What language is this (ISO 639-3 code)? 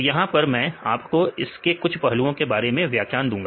hin